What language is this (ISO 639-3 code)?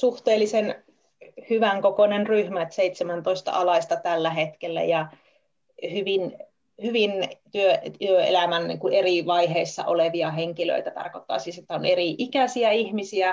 fin